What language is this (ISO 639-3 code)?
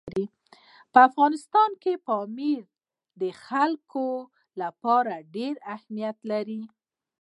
pus